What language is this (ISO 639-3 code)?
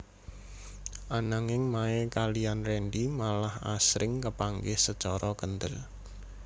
jav